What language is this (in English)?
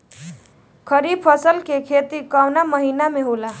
Bhojpuri